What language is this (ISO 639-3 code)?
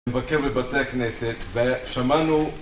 heb